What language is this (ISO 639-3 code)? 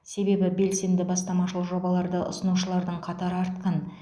kaz